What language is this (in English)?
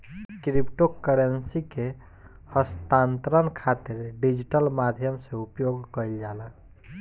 Bhojpuri